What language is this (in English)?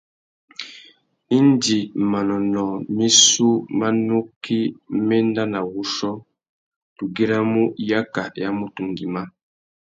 Tuki